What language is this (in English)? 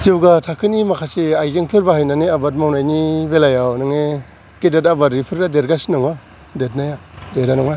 Bodo